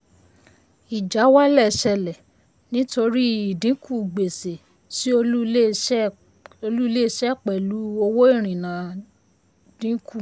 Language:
Yoruba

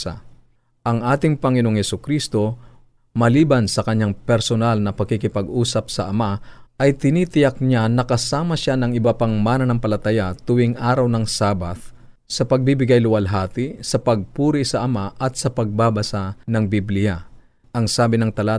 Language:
Filipino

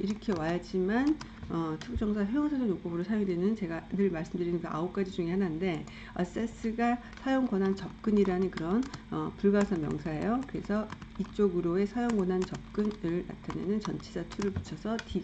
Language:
Korean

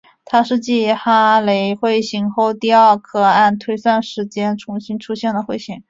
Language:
Chinese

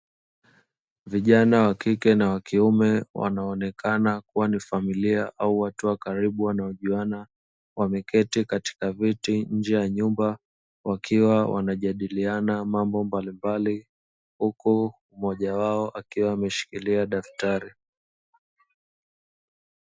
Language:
Swahili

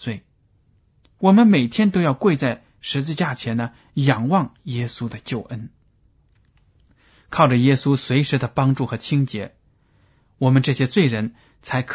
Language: Chinese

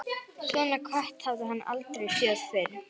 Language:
Icelandic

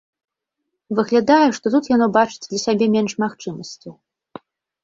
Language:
Belarusian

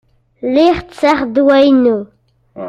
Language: Kabyle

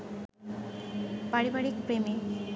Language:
Bangla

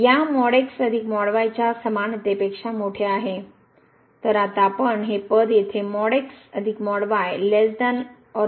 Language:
Marathi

